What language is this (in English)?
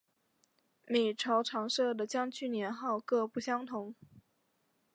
Chinese